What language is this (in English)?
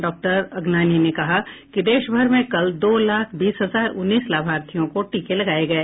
Hindi